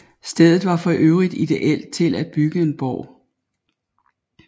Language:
Danish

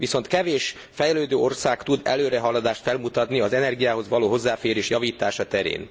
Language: Hungarian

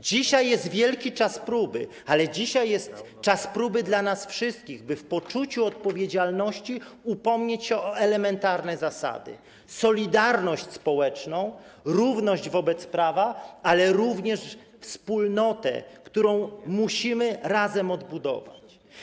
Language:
Polish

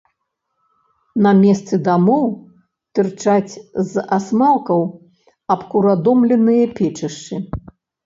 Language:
Belarusian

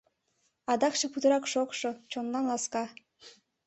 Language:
Mari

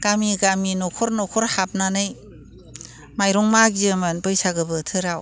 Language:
Bodo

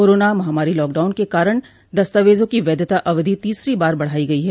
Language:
Hindi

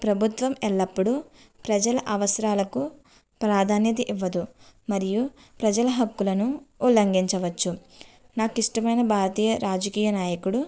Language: Telugu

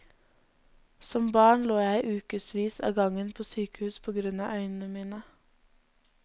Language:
Norwegian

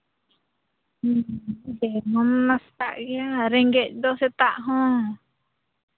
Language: Santali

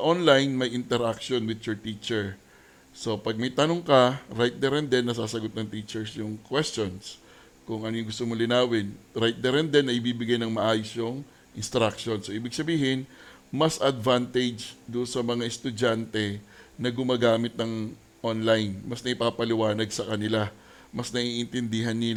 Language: Filipino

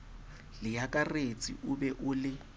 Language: Southern Sotho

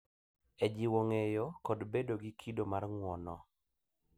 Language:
Luo (Kenya and Tanzania)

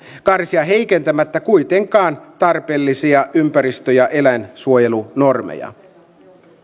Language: Finnish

